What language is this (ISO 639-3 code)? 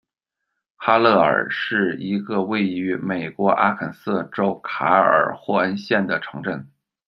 zho